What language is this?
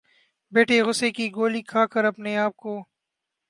Urdu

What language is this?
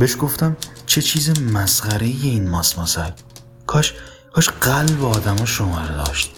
Persian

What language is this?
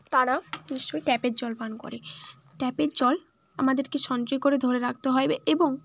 Bangla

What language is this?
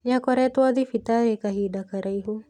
Kikuyu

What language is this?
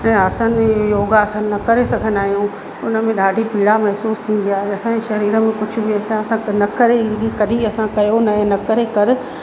Sindhi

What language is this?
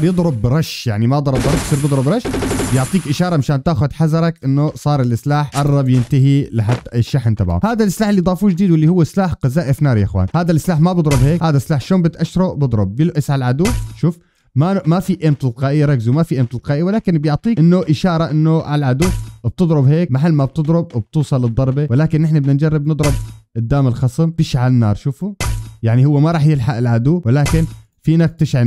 Arabic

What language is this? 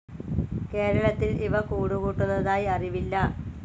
Malayalam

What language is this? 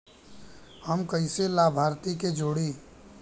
Bhojpuri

